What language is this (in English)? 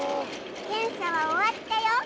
Japanese